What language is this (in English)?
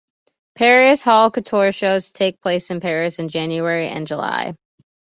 English